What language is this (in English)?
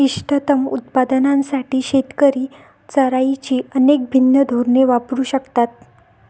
Marathi